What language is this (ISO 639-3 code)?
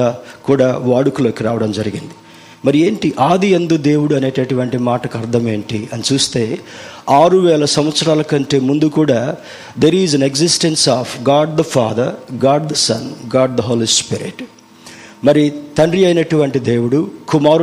tel